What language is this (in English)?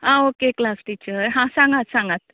Konkani